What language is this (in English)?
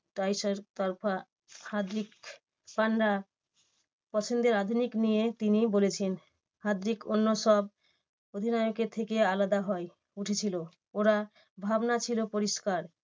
Bangla